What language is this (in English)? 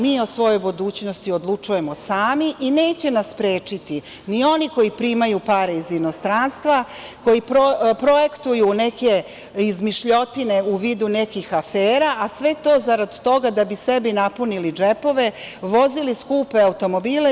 Serbian